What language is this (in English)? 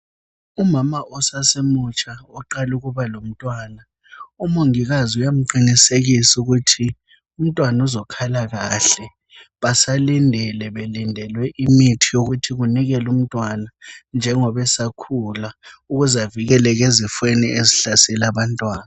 North Ndebele